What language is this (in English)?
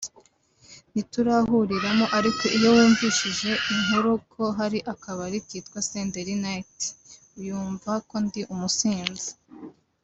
Kinyarwanda